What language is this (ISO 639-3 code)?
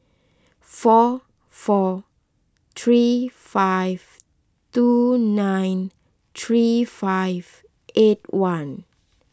eng